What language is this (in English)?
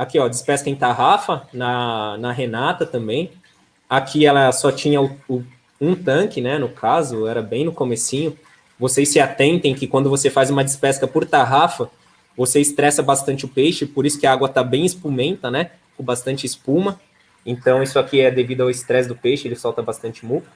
Portuguese